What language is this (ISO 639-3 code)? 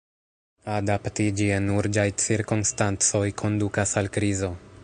epo